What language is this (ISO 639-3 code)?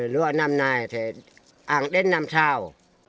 vie